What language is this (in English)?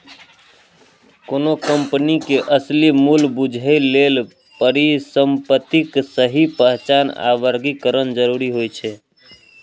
Maithili